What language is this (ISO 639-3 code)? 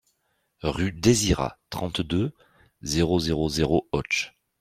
fra